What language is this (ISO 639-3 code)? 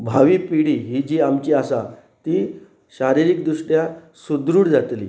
kok